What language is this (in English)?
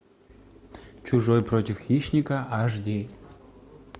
Russian